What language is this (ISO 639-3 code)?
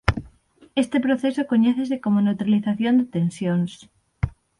glg